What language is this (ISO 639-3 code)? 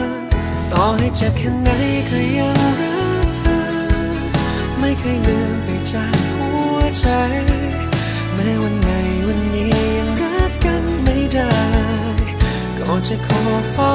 tha